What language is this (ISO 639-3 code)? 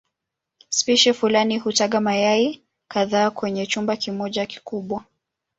swa